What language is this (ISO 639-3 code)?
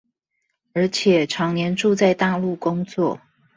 zho